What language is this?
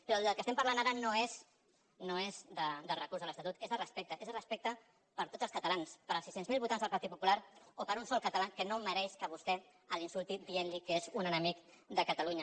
Catalan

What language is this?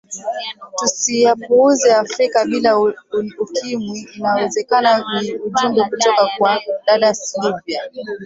Swahili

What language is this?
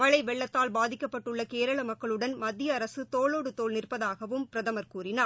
Tamil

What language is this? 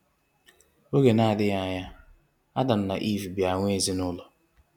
Igbo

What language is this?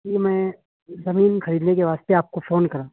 Urdu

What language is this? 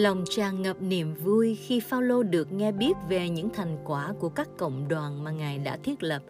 Vietnamese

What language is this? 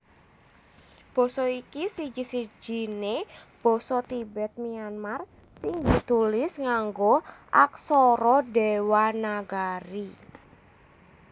Javanese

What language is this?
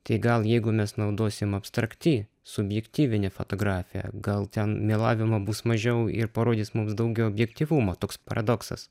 Lithuanian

